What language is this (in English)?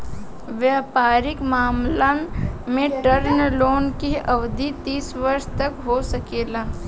Bhojpuri